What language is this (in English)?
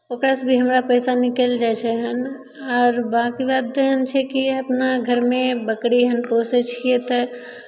Maithili